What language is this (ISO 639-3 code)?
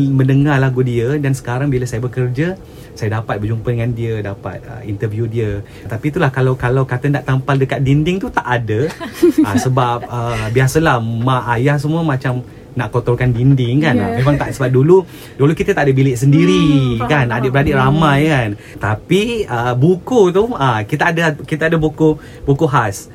msa